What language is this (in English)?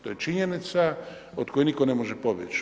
Croatian